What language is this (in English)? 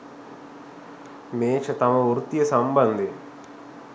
Sinhala